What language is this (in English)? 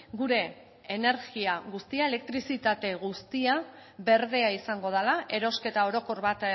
Basque